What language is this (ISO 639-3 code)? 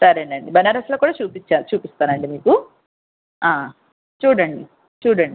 tel